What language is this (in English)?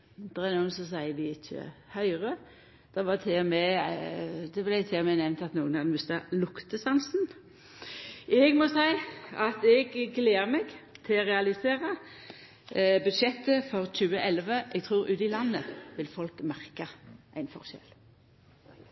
Norwegian Nynorsk